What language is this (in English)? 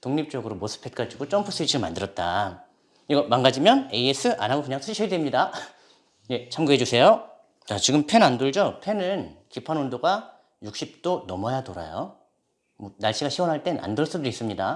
Korean